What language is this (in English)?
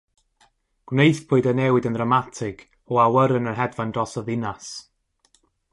Welsh